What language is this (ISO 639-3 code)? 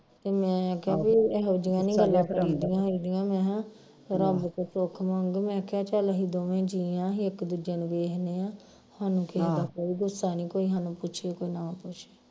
pan